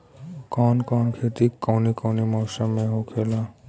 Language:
Bhojpuri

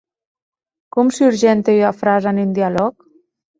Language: Occitan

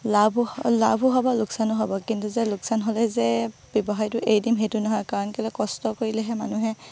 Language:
Assamese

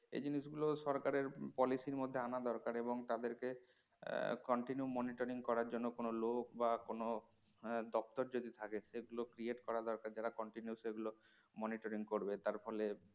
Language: Bangla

